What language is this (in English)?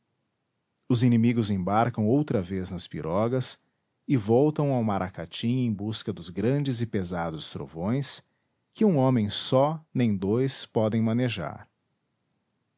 Portuguese